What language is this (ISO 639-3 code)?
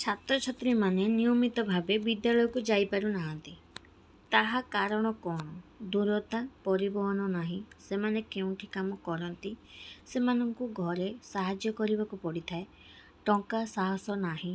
ori